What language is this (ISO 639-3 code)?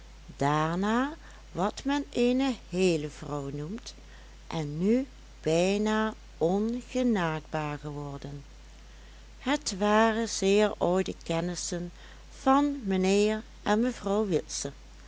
nld